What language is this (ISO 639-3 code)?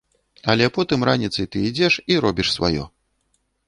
bel